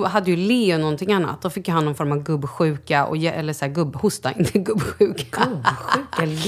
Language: Swedish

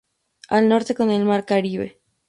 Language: Spanish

